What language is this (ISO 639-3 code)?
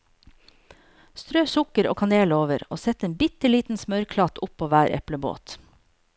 nor